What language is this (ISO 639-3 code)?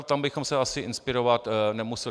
ces